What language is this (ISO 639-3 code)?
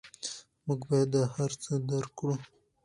pus